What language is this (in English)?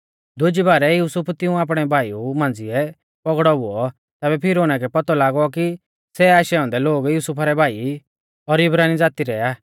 Mahasu Pahari